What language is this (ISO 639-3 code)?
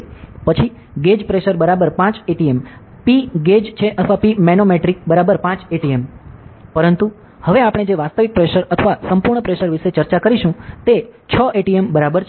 guj